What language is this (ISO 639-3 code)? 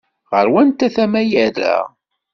kab